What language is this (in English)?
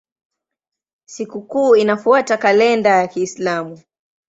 Swahili